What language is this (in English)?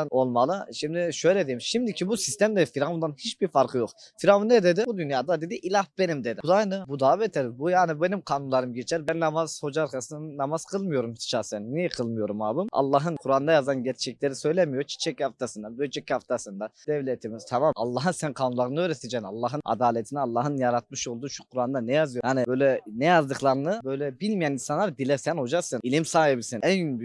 Turkish